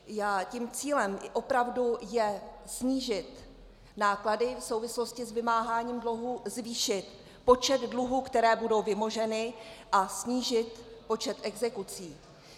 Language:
Czech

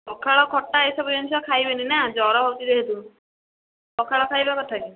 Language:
Odia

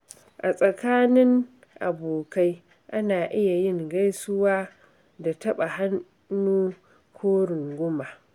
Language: Hausa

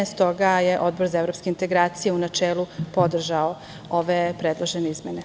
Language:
Serbian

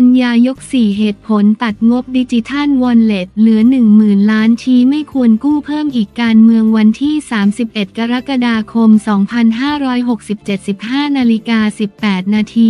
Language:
Thai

